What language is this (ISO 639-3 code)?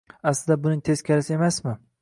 uzb